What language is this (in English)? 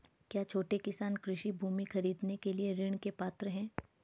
Hindi